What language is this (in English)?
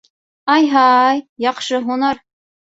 Bashkir